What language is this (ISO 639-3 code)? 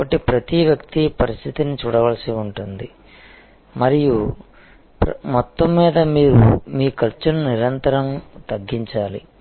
tel